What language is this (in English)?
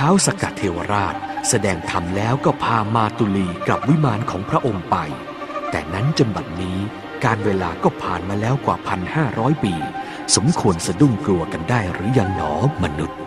Thai